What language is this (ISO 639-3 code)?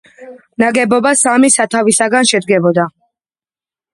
kat